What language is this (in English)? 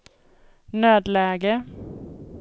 Swedish